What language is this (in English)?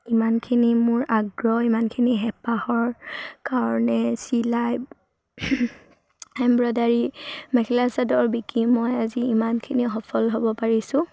Assamese